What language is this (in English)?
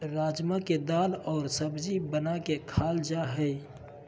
Magahi